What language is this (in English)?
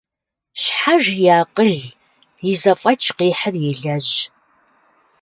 Kabardian